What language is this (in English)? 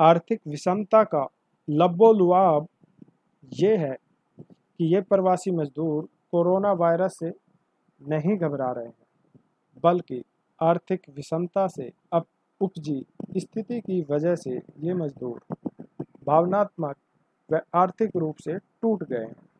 Hindi